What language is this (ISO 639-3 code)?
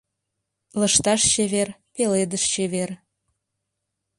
chm